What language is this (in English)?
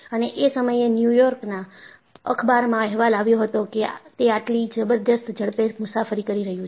Gujarati